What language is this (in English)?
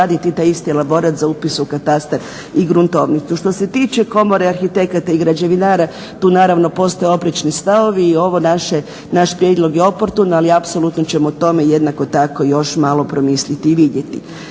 Croatian